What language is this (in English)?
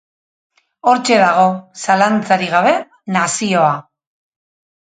Basque